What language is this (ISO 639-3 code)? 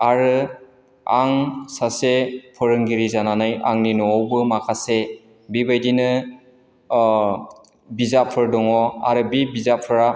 brx